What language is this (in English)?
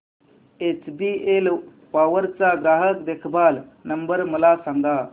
Marathi